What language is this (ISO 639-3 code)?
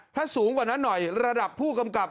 tha